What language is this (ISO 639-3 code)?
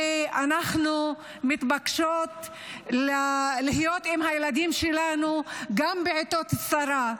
heb